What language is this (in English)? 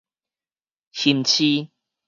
Min Nan Chinese